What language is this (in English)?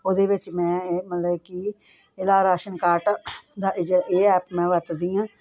Punjabi